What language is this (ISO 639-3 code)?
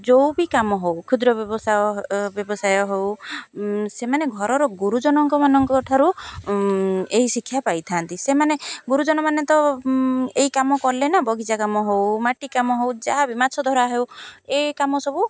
ori